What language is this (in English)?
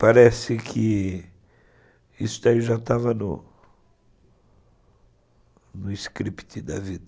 Portuguese